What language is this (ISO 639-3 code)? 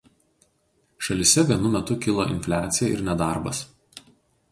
lit